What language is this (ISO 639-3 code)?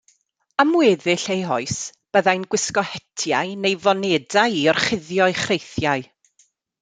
cym